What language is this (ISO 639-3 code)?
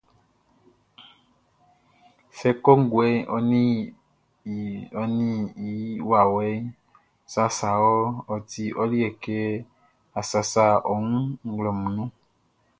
bci